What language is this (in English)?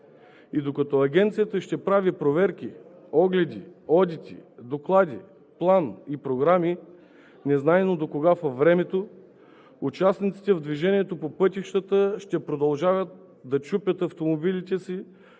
Bulgarian